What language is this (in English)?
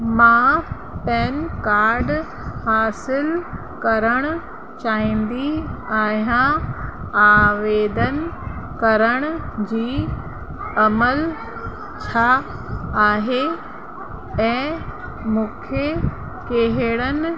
Sindhi